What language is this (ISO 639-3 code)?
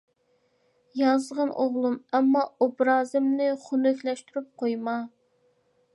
uig